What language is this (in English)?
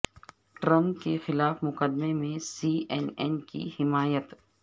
Urdu